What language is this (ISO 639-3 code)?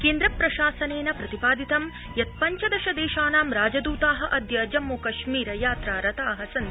san